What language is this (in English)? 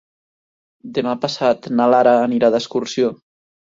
Catalan